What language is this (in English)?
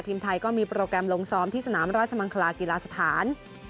Thai